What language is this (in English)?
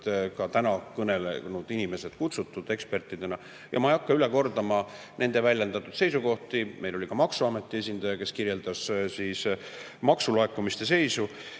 Estonian